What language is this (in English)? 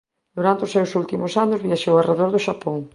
Galician